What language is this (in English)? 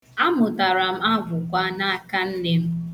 Igbo